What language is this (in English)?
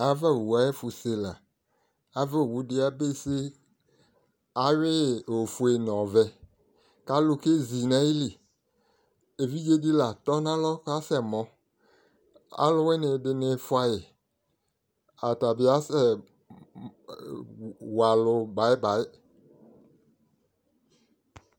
Ikposo